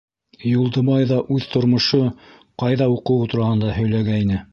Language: Bashkir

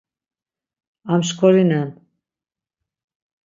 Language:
Laz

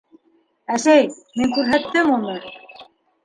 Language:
Bashkir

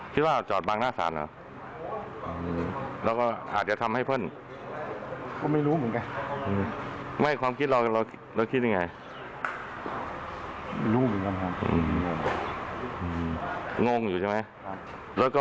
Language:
Thai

